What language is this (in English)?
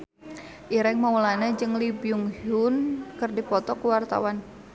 Sundanese